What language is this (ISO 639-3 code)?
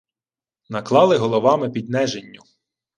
ukr